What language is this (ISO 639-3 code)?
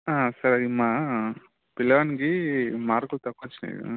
tel